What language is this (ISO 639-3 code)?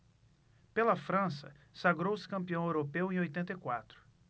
por